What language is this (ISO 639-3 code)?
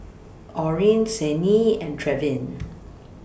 eng